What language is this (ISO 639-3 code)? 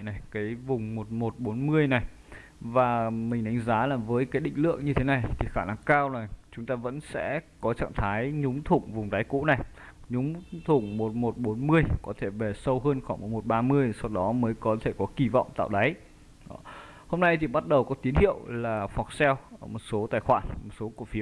vie